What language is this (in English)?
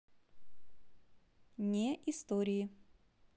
Russian